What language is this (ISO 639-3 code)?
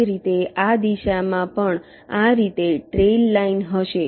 guj